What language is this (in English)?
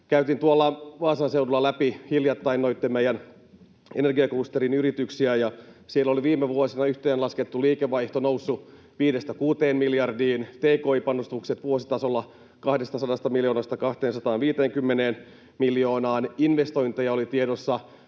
Finnish